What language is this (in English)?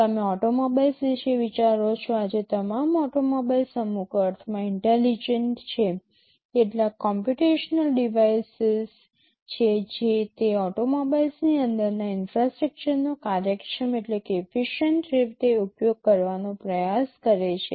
Gujarati